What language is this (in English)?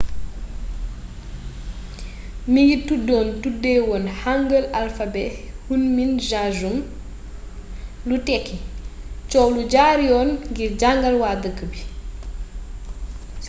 Wolof